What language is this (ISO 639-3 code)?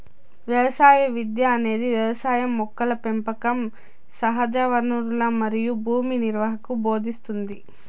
tel